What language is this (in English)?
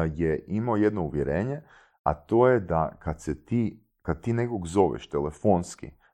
Croatian